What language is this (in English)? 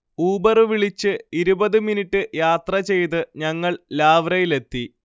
Malayalam